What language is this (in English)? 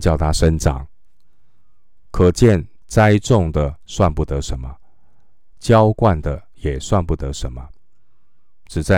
Chinese